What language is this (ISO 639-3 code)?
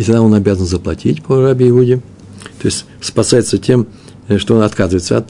rus